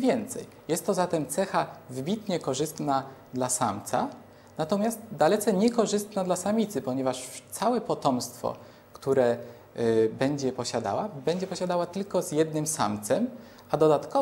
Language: Polish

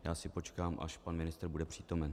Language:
Czech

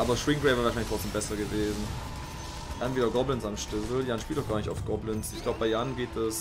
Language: German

